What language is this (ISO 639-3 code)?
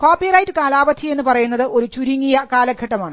mal